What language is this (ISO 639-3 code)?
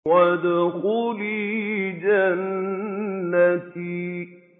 ara